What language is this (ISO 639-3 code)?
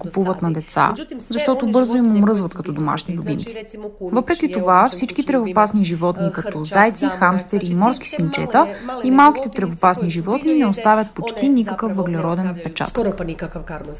bul